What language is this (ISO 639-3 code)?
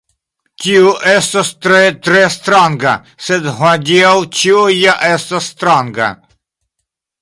epo